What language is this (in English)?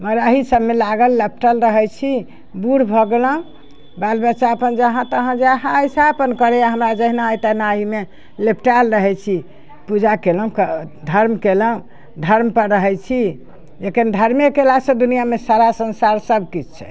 Maithili